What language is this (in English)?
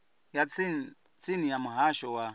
Venda